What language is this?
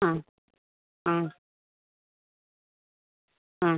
Malayalam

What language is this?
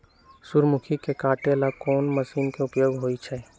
Magahi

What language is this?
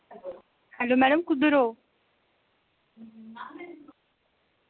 Dogri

